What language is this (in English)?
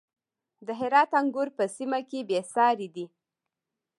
Pashto